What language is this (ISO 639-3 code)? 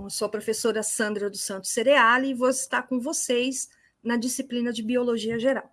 por